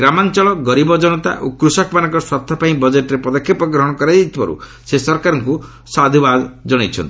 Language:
Odia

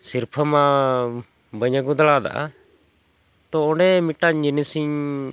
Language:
Santali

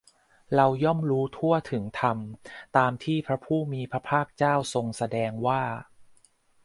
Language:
Thai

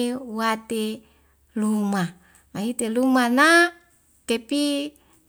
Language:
Wemale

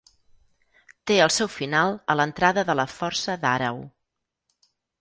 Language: Catalan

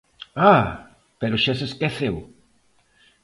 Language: Galician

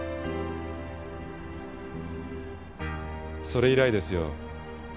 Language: Japanese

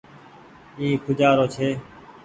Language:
Goaria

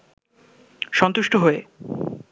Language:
Bangla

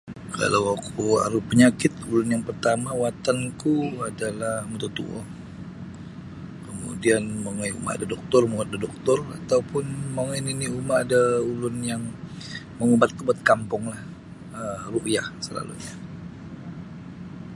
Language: Sabah Bisaya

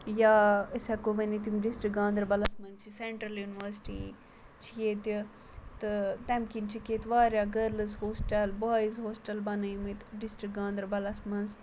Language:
Kashmiri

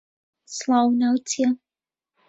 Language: Central Kurdish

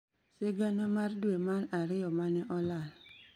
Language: Luo (Kenya and Tanzania)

